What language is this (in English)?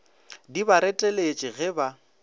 Northern Sotho